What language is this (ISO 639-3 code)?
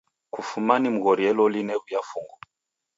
dav